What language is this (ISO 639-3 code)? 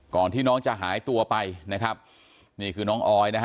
tha